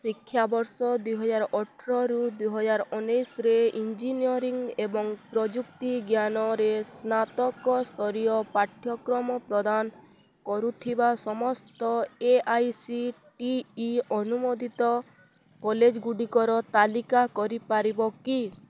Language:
Odia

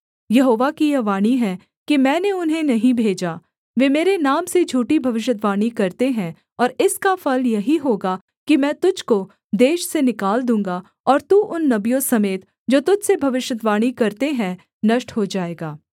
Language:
Hindi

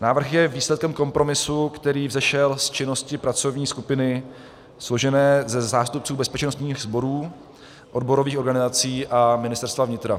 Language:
Czech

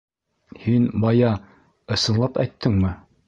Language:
Bashkir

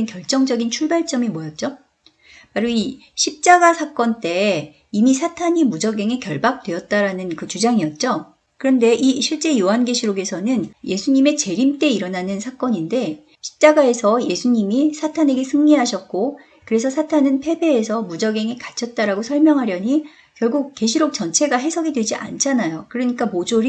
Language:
Korean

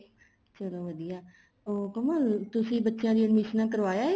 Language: Punjabi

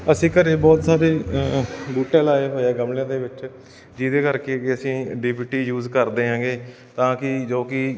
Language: Punjabi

